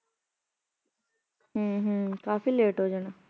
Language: Punjabi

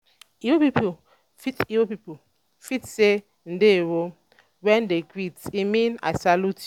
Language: Nigerian Pidgin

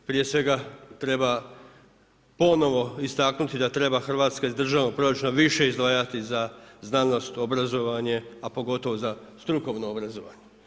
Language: Croatian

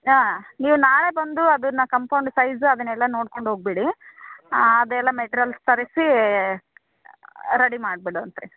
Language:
Kannada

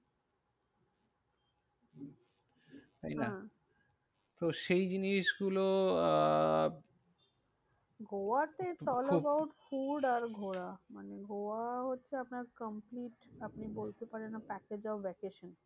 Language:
Bangla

